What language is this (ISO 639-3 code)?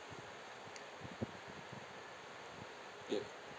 eng